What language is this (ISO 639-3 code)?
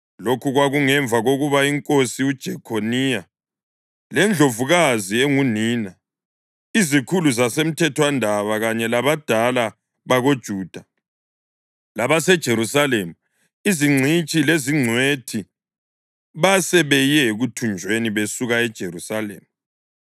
nde